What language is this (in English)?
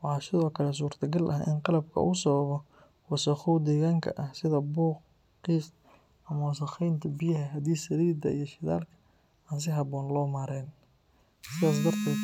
Somali